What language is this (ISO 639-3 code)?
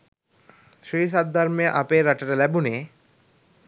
sin